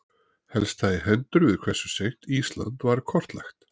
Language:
Icelandic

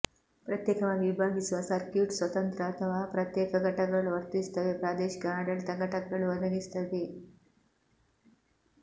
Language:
Kannada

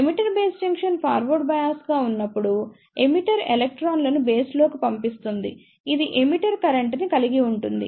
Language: Telugu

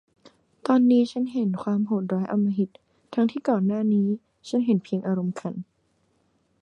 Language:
Thai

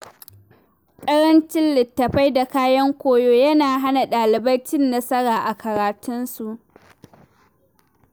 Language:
Hausa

